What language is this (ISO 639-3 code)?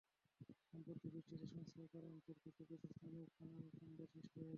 ben